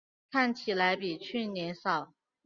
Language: Chinese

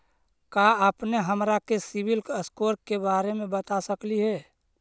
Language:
Magahi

